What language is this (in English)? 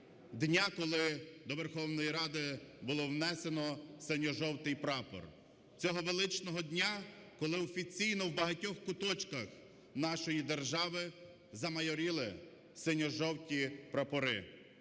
Ukrainian